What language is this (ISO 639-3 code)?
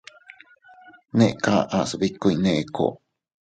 cut